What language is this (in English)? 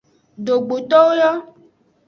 Aja (Benin)